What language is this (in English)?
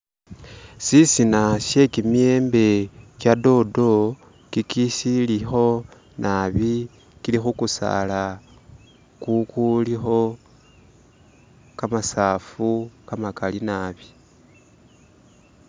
Masaaba